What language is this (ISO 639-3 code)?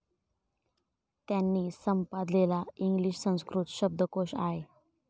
mar